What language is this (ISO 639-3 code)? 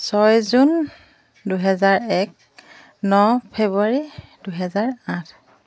asm